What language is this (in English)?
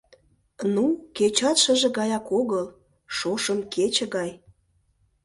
Mari